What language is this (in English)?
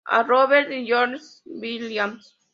Spanish